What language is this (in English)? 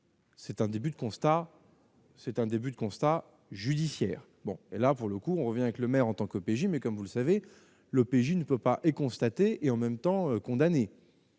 French